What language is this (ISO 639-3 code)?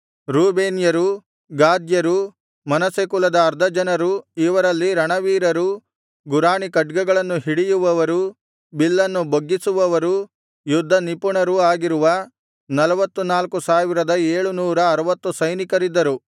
kan